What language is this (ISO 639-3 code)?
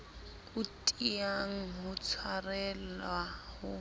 sot